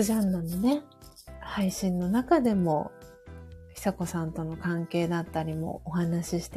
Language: Japanese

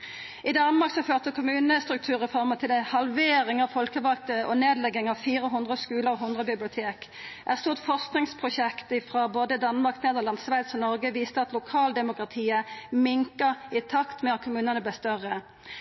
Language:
Norwegian Nynorsk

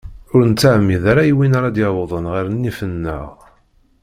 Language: Kabyle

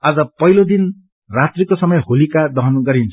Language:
Nepali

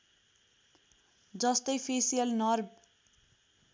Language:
Nepali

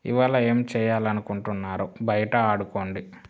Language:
Telugu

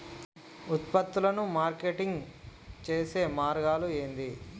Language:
Telugu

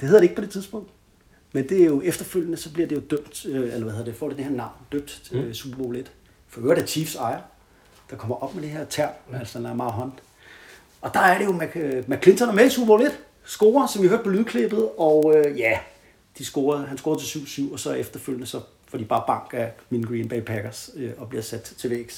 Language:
Danish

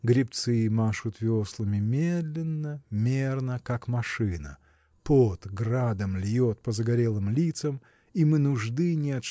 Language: Russian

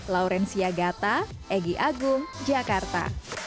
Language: Indonesian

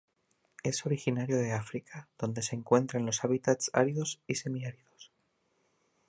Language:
Spanish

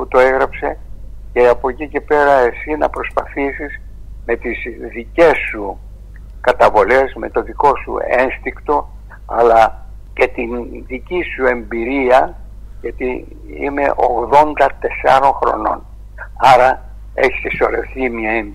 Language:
Greek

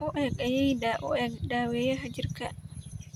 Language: Somali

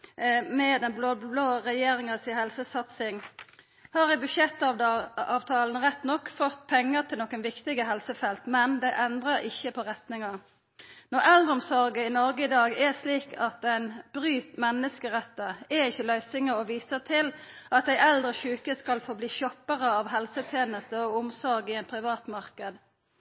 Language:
Norwegian Nynorsk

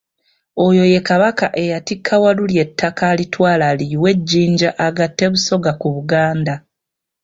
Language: Ganda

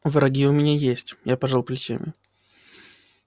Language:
Russian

